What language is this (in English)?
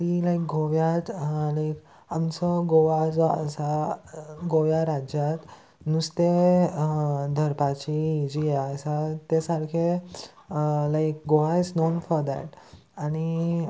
Konkani